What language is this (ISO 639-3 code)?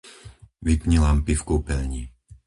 slk